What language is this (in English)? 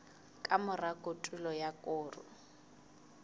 Southern Sotho